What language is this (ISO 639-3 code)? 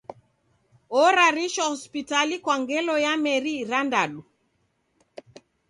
dav